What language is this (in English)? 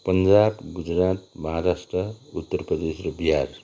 Nepali